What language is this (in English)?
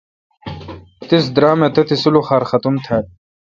Kalkoti